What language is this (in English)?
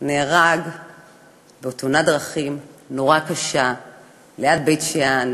Hebrew